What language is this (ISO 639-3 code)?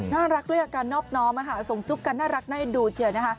tha